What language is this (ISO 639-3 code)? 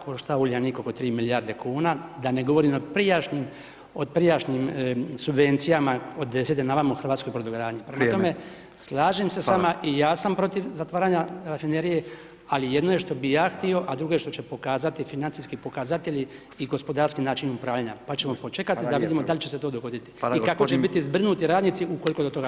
hrv